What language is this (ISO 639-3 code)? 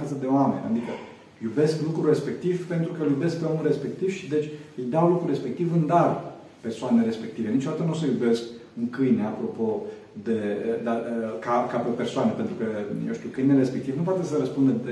ron